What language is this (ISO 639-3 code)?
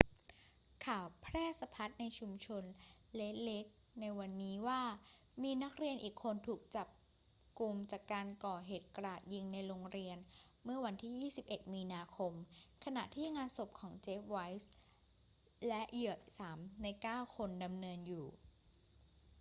tha